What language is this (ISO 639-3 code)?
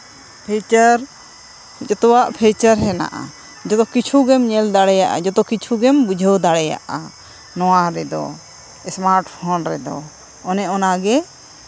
sat